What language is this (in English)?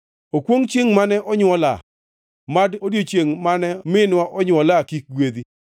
Luo (Kenya and Tanzania)